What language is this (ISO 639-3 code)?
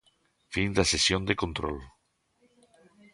glg